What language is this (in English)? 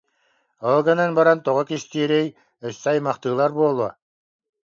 Yakut